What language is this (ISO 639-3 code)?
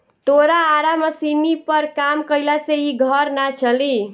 bho